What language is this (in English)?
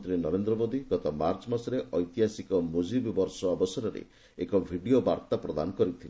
Odia